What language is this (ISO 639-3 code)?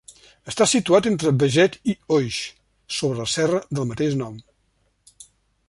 cat